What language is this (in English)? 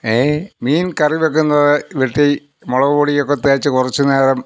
Malayalam